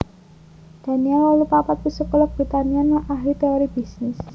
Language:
Javanese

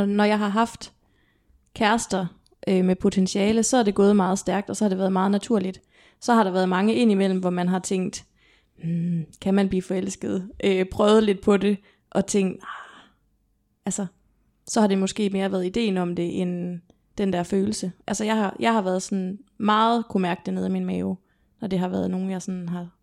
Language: Danish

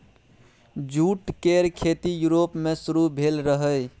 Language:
Maithili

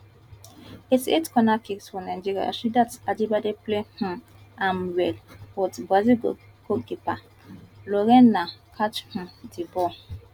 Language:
Nigerian Pidgin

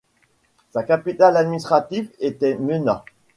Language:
French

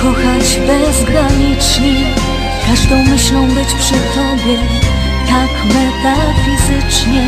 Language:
Polish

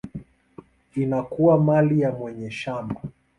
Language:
Swahili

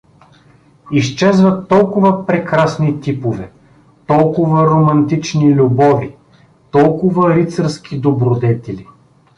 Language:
Bulgarian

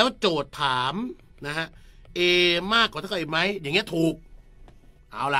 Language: Thai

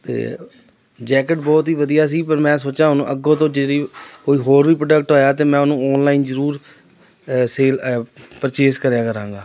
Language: Punjabi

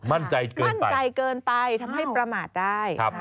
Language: Thai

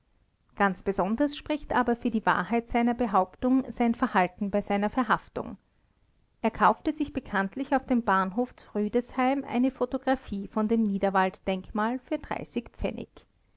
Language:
German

